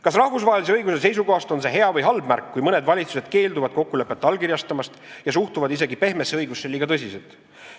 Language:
Estonian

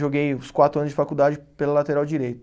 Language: Portuguese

